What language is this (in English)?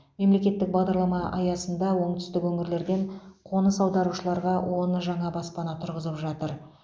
Kazakh